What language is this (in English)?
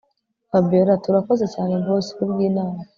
Kinyarwanda